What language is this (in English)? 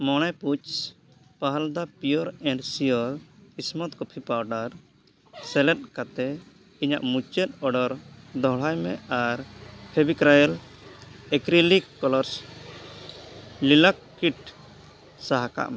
Santali